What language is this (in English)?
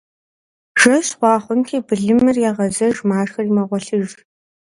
Kabardian